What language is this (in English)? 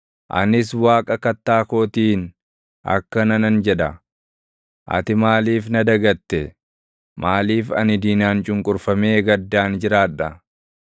Oromo